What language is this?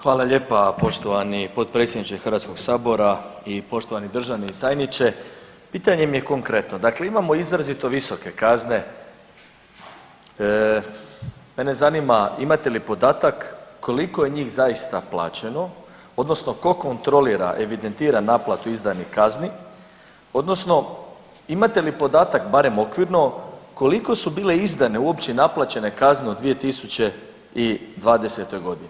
Croatian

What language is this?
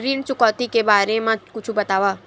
Chhattisgarhi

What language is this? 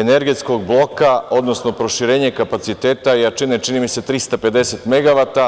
Serbian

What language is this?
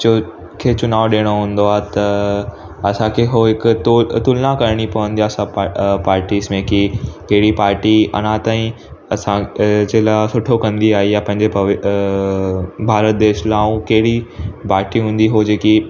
Sindhi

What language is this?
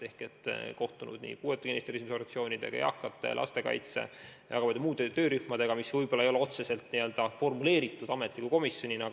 Estonian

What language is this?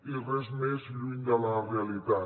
Catalan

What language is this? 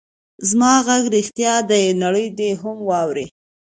Pashto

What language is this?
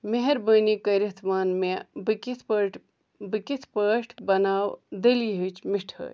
Kashmiri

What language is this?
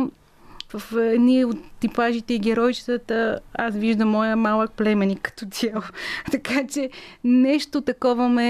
Bulgarian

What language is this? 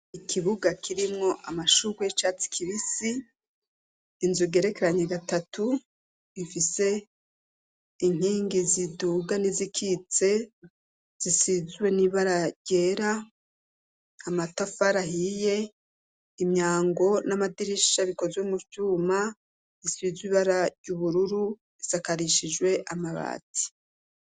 Rundi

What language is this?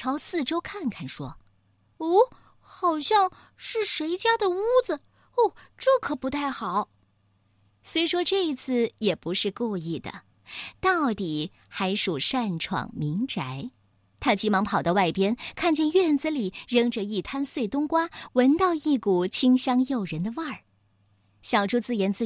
Chinese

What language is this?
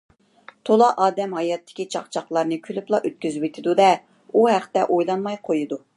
Uyghur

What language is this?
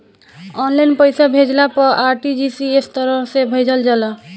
Bhojpuri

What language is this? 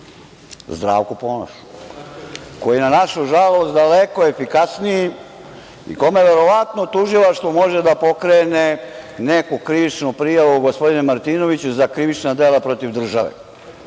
Serbian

